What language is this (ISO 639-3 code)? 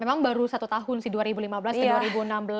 ind